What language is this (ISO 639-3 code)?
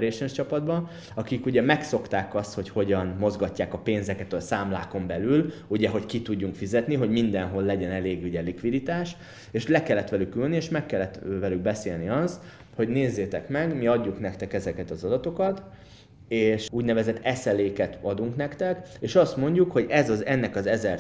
hun